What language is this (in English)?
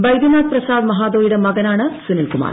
Malayalam